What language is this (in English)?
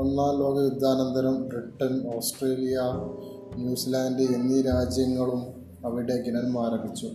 Malayalam